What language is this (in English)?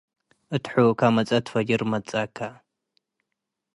Tigre